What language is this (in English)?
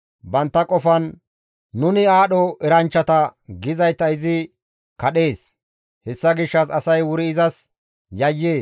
Gamo